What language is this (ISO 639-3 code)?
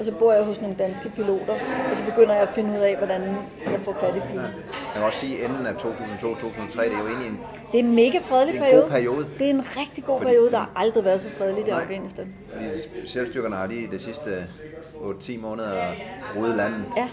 dan